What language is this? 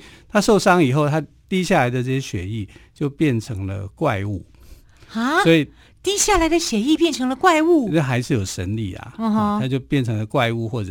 Chinese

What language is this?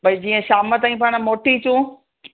Sindhi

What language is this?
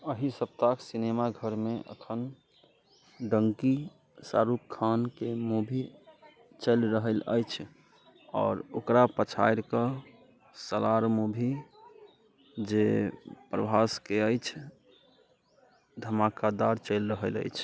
Maithili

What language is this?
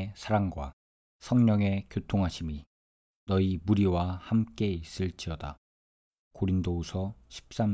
Korean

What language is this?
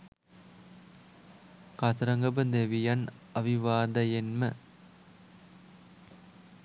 Sinhala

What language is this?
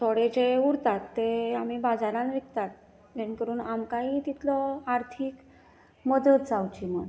Konkani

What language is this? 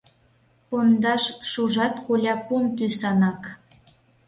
Mari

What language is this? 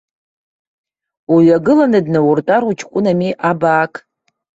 Abkhazian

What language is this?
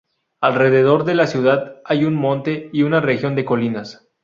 Spanish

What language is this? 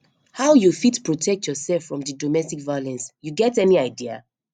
Nigerian Pidgin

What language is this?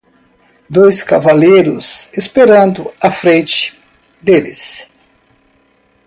Portuguese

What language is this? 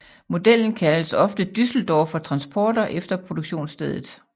Danish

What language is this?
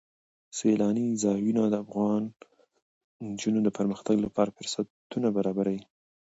Pashto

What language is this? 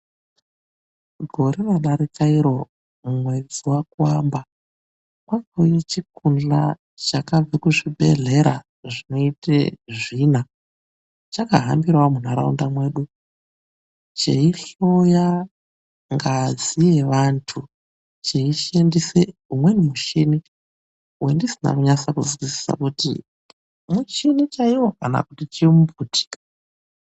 Ndau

